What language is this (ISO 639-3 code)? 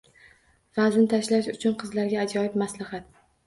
uzb